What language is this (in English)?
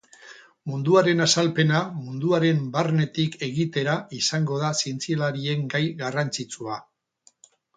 Basque